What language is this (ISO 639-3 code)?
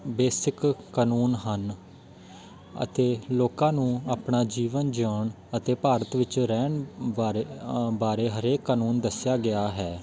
pan